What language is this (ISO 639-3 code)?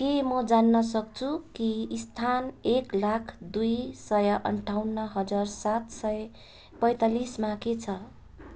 nep